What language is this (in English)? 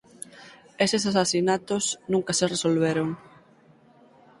Galician